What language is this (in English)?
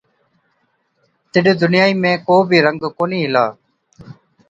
Od